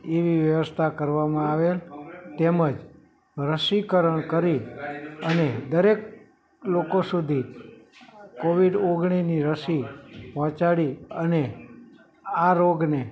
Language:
Gujarati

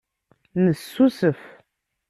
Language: Kabyle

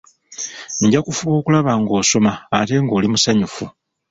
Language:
Ganda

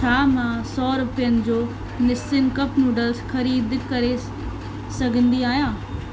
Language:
Sindhi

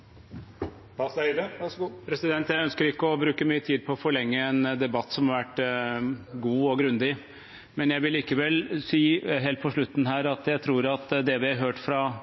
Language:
Norwegian Bokmål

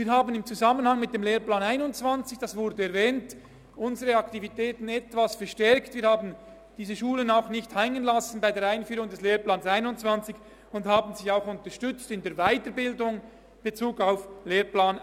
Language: Swiss German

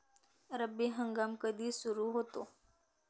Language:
Marathi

